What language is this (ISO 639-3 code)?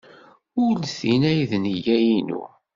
kab